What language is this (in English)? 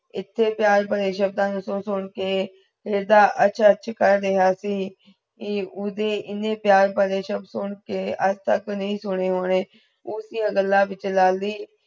Punjabi